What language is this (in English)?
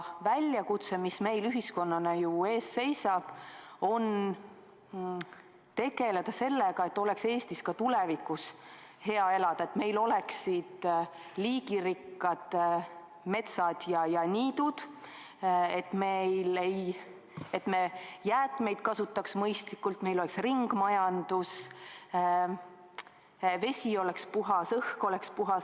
Estonian